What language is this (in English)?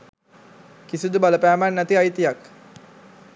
Sinhala